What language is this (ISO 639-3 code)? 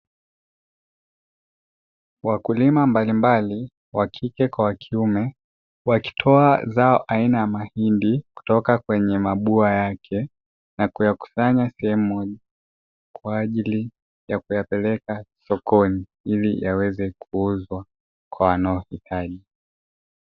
swa